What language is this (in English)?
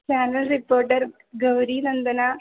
Sanskrit